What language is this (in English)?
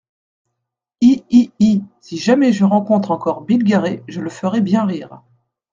French